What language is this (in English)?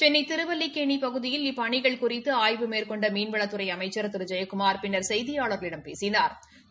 Tamil